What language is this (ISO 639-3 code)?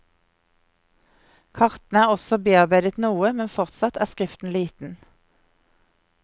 nor